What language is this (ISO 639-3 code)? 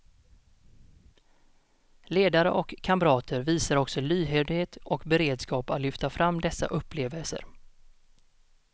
swe